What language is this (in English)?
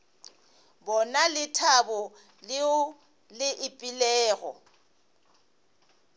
Northern Sotho